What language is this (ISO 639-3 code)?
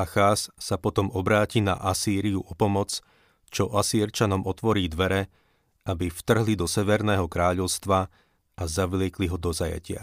slk